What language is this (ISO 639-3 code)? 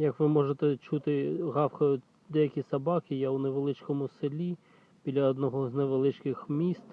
ukr